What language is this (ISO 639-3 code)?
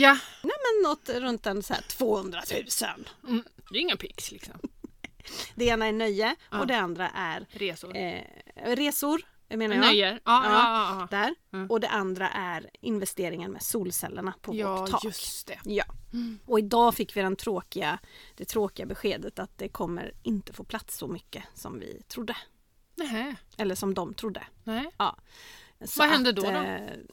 swe